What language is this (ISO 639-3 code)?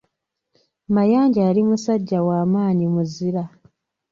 lug